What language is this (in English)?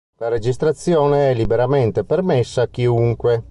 Italian